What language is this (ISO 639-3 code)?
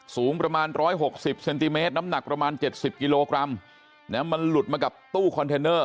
tha